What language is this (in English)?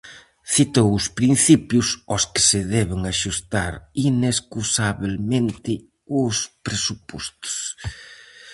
Galician